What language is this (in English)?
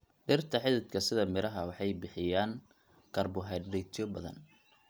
Somali